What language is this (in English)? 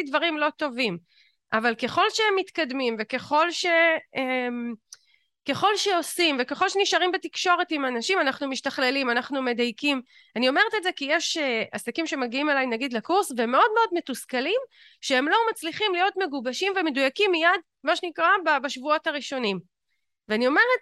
Hebrew